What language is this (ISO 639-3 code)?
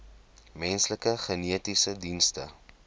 afr